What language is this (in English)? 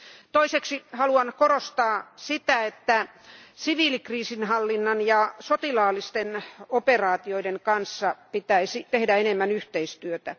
Finnish